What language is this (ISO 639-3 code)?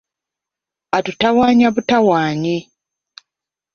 lug